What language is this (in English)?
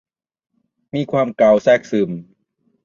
Thai